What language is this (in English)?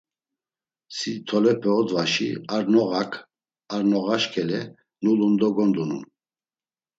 Laz